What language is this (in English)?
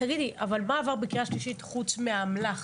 Hebrew